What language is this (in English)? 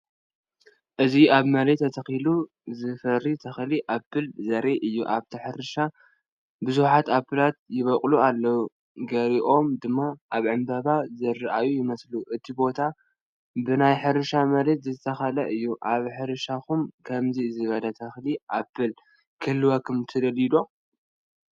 Tigrinya